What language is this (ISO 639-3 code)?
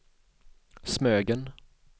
swe